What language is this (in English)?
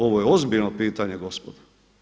Croatian